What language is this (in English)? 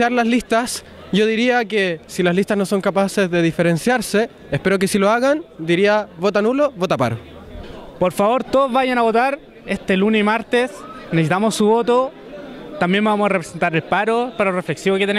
Spanish